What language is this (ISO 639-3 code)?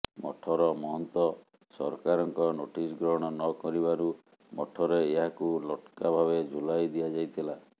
ori